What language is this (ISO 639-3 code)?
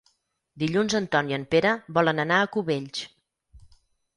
cat